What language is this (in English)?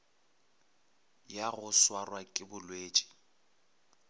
Northern Sotho